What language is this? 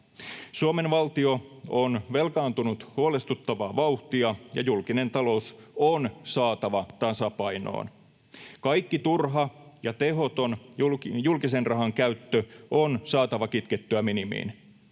Finnish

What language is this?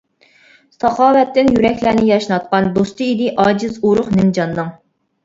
Uyghur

